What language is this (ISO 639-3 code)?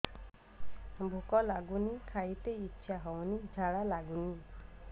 ori